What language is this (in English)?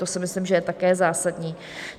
Czech